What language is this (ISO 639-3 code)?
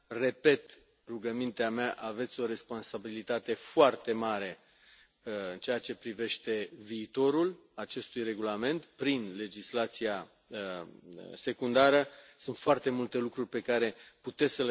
ron